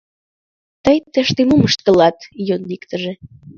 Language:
Mari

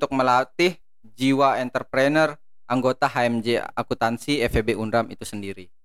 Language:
Indonesian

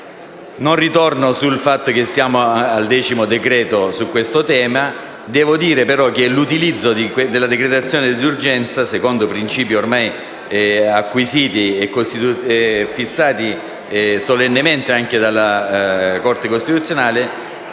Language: Italian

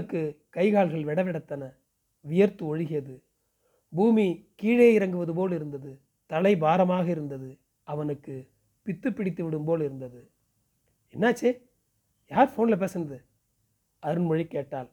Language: Tamil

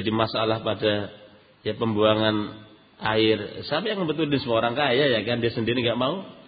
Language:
Indonesian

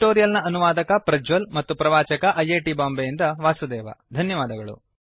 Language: Kannada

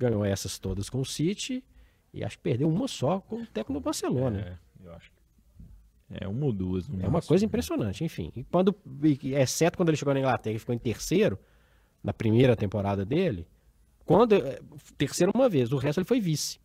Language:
Portuguese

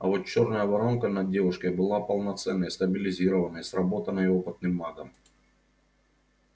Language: Russian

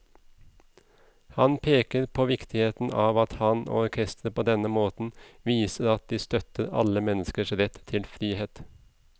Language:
Norwegian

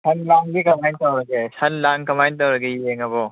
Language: Manipuri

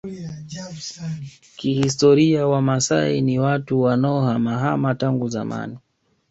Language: Swahili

